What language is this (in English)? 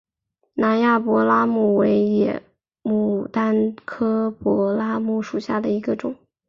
Chinese